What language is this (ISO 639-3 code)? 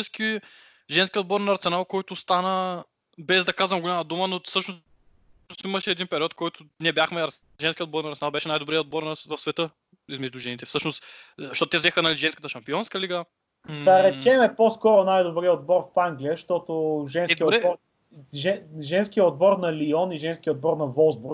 bul